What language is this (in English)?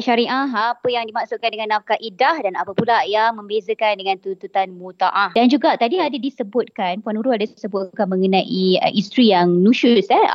Malay